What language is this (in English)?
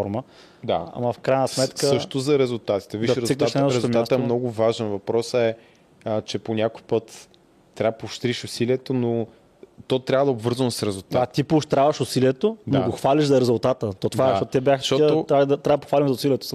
Bulgarian